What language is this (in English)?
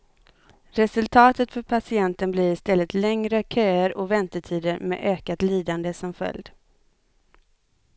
Swedish